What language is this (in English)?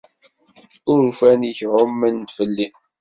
Kabyle